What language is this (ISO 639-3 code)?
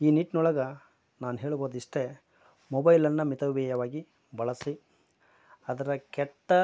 kan